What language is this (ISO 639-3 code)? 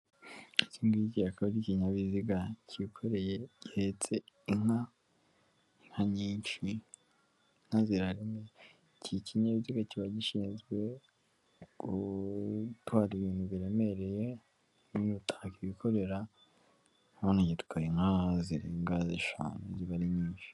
kin